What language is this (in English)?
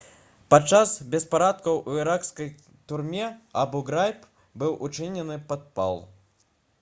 Belarusian